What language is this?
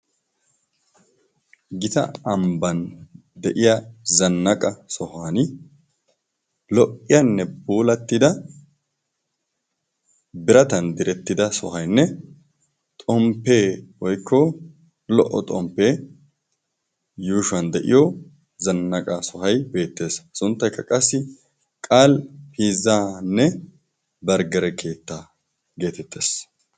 Wolaytta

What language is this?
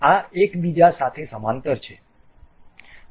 Gujarati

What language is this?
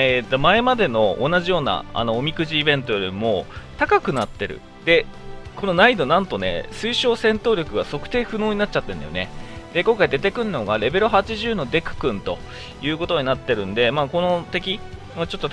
Japanese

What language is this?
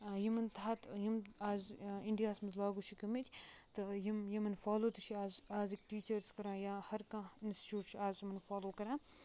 Kashmiri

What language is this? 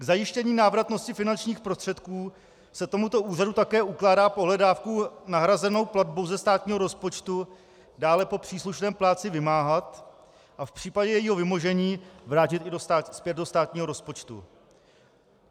Czech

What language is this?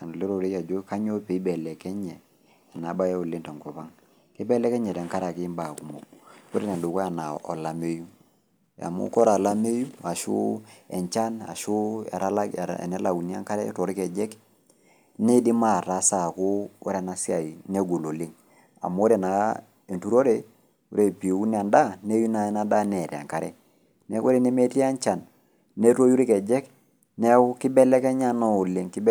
Masai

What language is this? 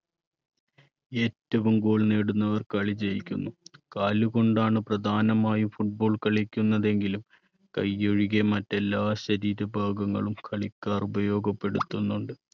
Malayalam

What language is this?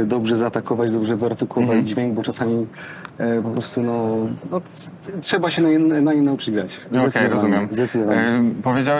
Polish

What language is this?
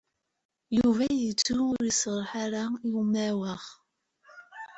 Kabyle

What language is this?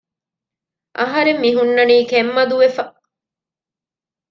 Divehi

